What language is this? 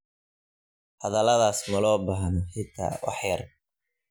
Somali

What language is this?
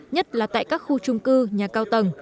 Vietnamese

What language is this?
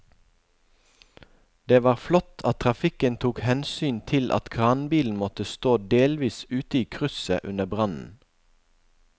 Norwegian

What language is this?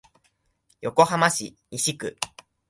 Japanese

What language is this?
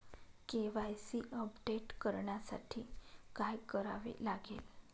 Marathi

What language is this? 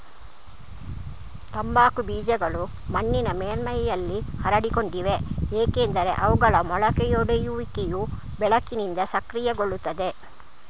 Kannada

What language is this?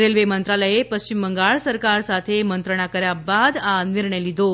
Gujarati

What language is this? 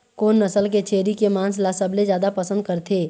Chhattisgarhi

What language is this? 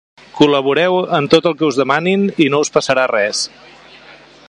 Catalan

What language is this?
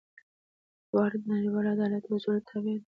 Pashto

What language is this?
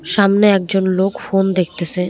Bangla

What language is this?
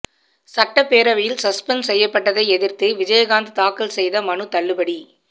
Tamil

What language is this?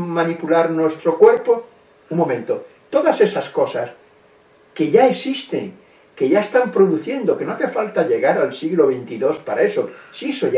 Spanish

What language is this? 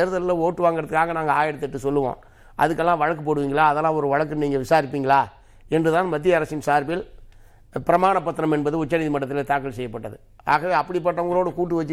Tamil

